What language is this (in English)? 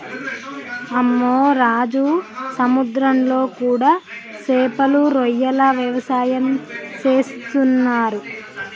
Telugu